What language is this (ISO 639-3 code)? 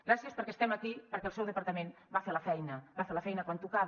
cat